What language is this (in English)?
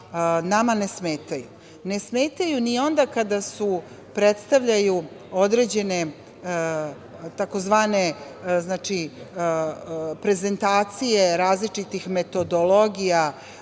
Serbian